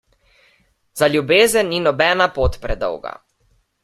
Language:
Slovenian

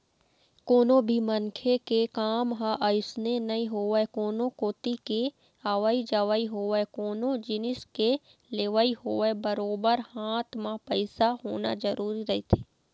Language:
Chhattisgarhi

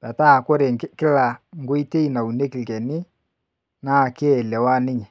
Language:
Masai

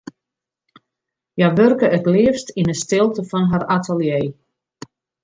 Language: Western Frisian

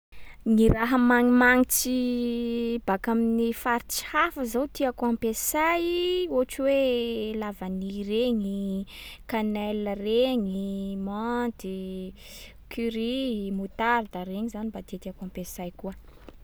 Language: Sakalava Malagasy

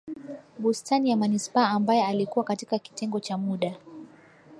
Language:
Swahili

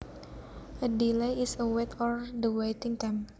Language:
Javanese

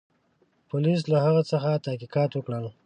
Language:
Pashto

